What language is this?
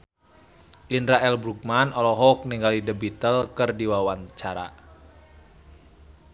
Sundanese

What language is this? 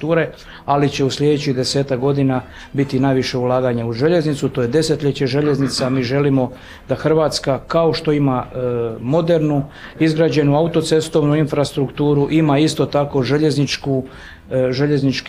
Croatian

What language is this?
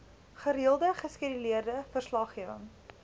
Afrikaans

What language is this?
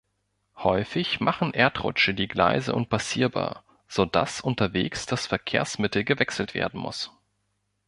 German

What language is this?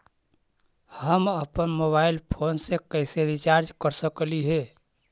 Magahi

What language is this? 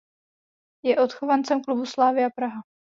Czech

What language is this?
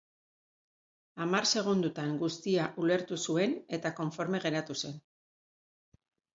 Basque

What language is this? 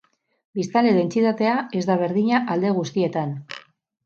Basque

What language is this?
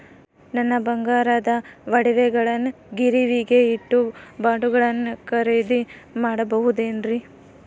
Kannada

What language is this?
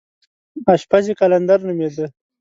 Pashto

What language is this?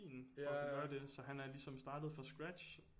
Danish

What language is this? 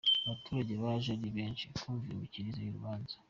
Kinyarwanda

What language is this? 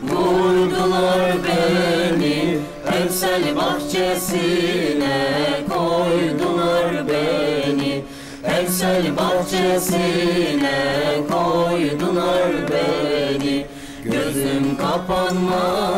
Turkish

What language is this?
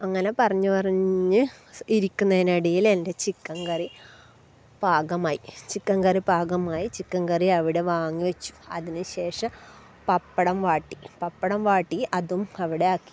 Malayalam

